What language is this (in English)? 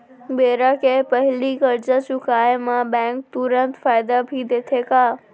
Chhattisgarhi